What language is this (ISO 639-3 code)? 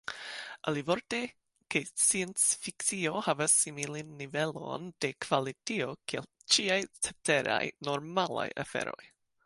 epo